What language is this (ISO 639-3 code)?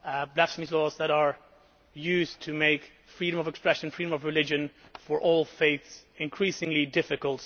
eng